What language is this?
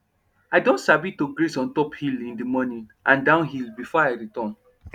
Nigerian Pidgin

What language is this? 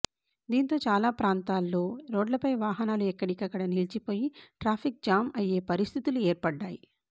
Telugu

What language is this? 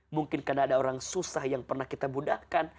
Indonesian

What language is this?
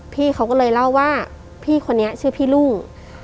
Thai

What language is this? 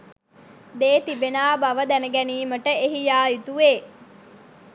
Sinhala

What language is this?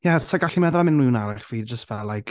Welsh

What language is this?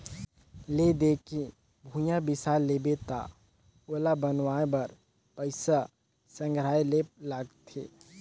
Chhattisgarhi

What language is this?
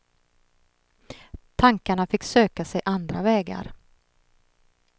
Swedish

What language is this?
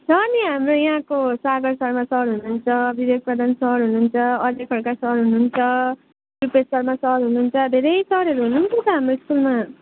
Nepali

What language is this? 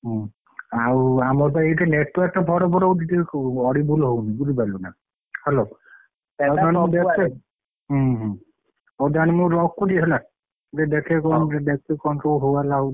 Odia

